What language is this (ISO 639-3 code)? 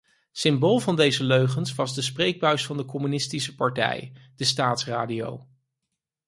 nld